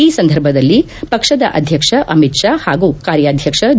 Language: Kannada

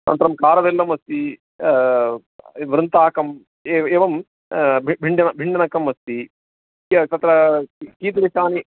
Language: Sanskrit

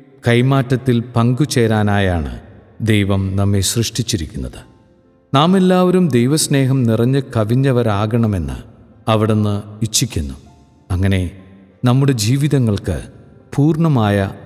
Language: Malayalam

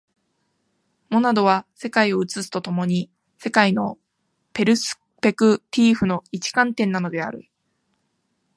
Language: Japanese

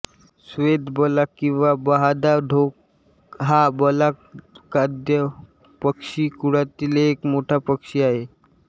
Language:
Marathi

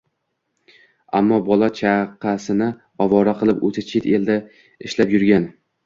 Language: Uzbek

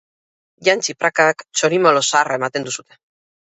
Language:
Basque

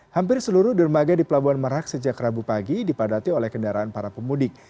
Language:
Indonesian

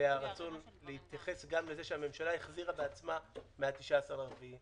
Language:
Hebrew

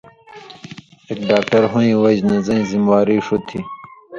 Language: Indus Kohistani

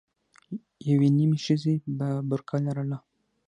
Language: Pashto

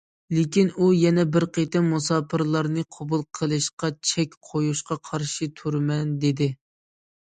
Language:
Uyghur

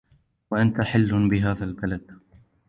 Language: Arabic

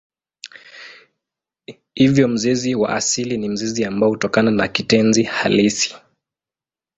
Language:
Swahili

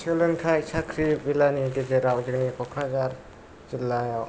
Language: Bodo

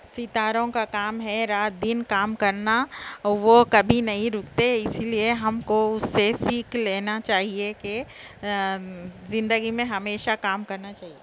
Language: Urdu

